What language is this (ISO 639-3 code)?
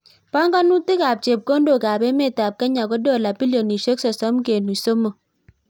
kln